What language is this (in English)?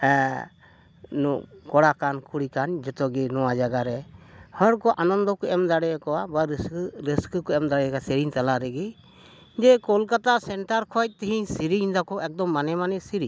Santali